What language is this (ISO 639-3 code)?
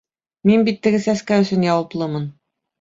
bak